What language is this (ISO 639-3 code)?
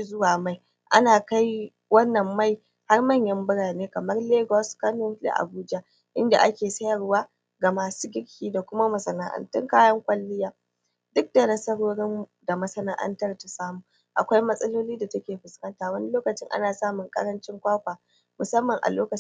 hau